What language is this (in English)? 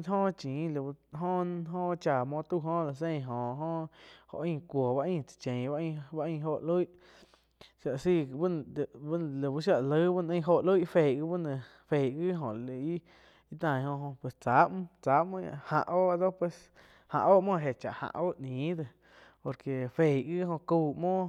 Quiotepec Chinantec